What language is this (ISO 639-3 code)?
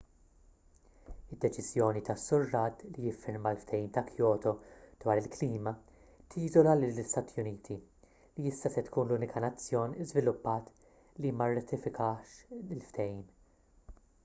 mlt